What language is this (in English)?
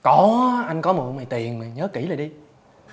Vietnamese